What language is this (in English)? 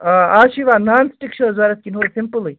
Kashmiri